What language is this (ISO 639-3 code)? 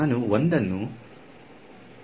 kan